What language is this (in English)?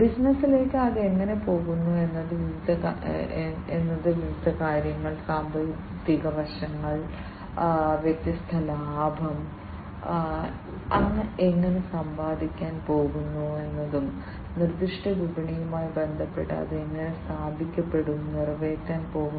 Malayalam